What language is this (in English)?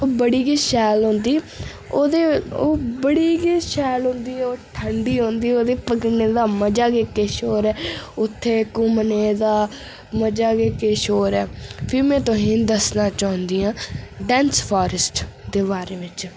Dogri